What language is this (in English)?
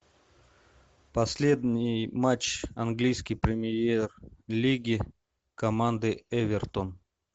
Russian